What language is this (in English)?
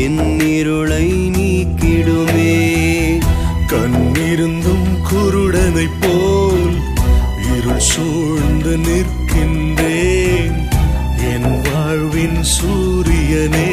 Urdu